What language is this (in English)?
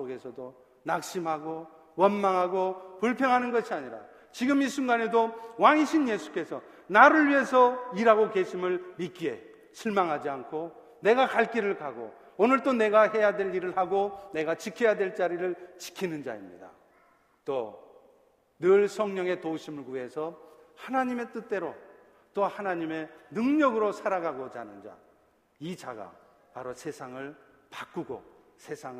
Korean